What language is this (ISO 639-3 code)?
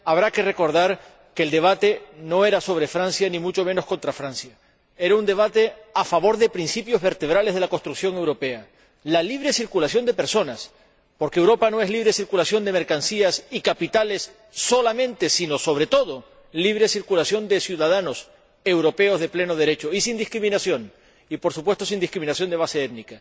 spa